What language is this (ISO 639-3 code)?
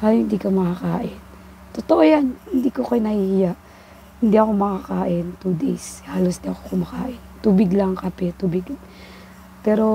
fil